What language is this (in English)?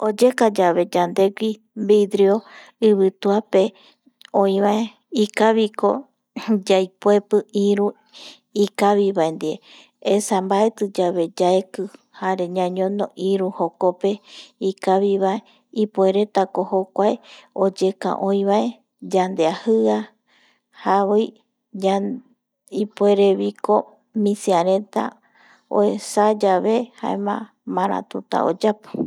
Eastern Bolivian Guaraní